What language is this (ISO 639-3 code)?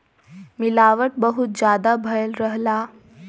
bho